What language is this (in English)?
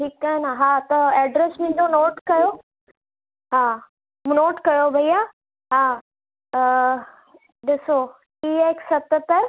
Sindhi